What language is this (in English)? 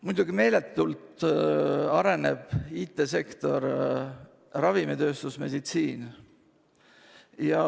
Estonian